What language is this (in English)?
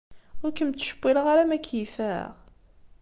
Kabyle